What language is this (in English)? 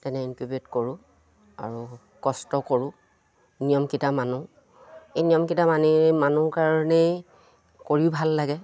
Assamese